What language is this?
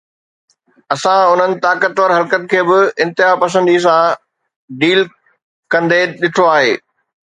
Sindhi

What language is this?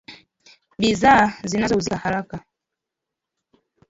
Swahili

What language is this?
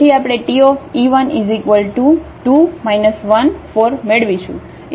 Gujarati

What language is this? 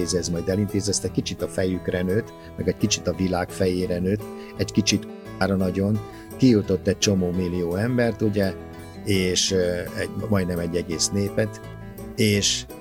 Hungarian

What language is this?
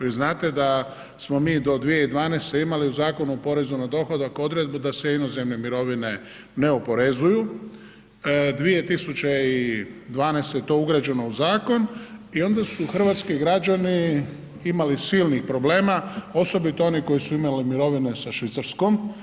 Croatian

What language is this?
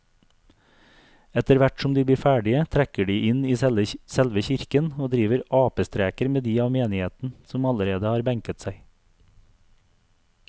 Norwegian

